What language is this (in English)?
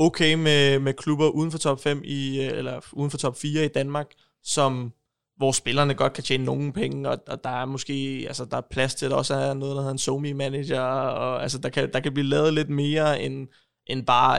Danish